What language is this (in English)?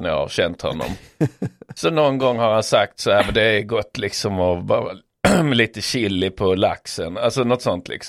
Swedish